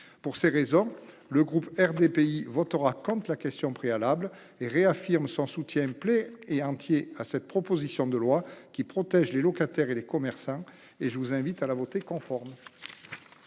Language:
French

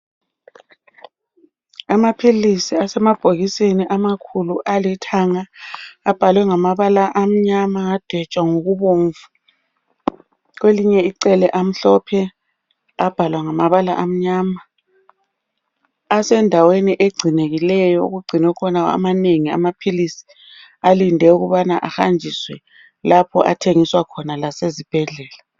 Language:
North Ndebele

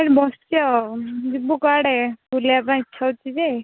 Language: Odia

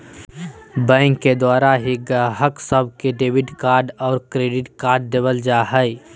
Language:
Magahi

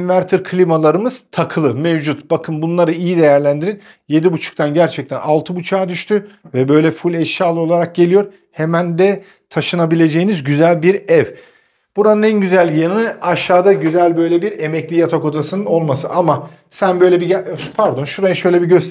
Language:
Turkish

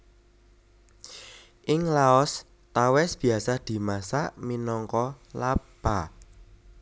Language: Javanese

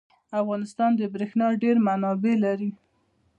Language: Pashto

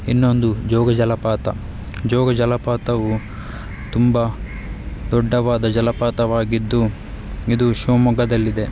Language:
Kannada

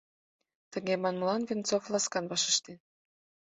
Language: Mari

